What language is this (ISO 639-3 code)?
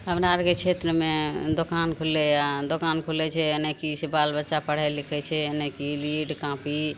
mai